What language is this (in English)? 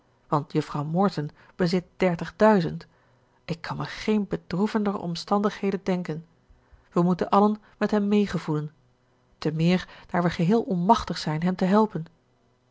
Dutch